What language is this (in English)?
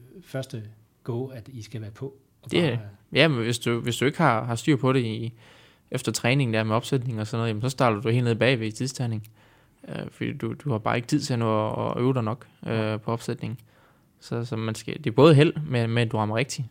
Danish